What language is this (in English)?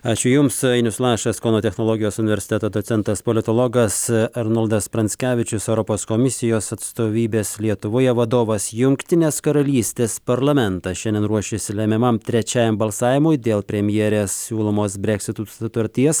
Lithuanian